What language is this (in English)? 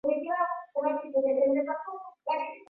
Swahili